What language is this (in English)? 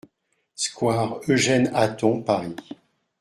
French